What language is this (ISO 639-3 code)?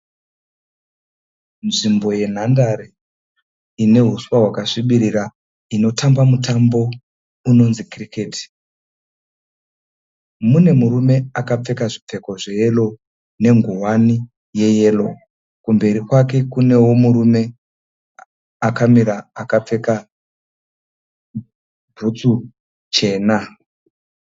sna